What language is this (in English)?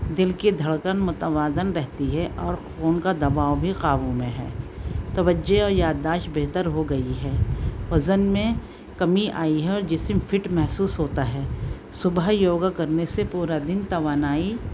Urdu